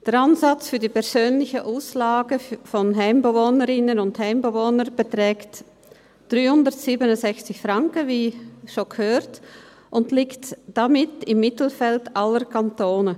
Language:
Swiss German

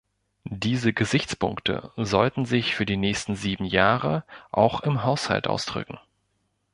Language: German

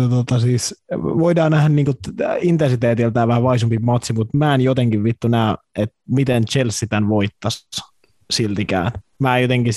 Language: Finnish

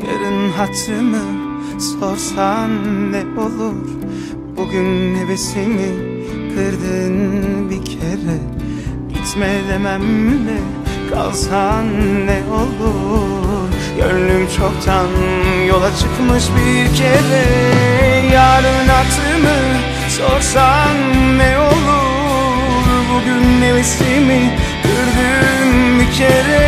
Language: Turkish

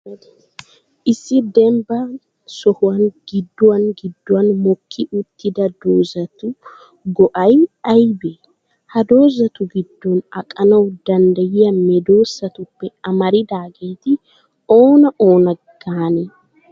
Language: Wolaytta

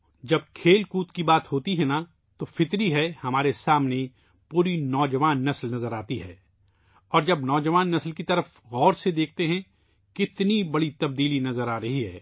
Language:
Urdu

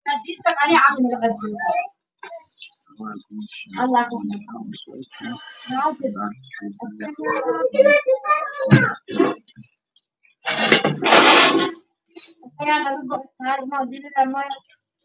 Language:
Somali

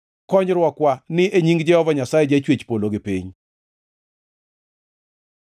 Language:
Luo (Kenya and Tanzania)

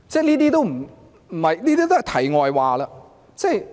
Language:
Cantonese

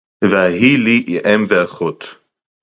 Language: Hebrew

